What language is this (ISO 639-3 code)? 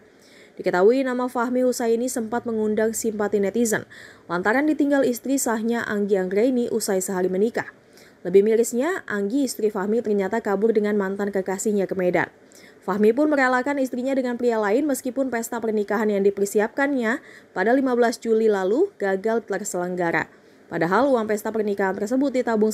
ind